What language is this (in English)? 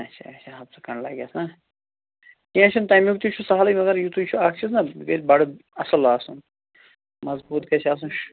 Kashmiri